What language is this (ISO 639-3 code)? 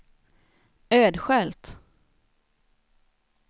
swe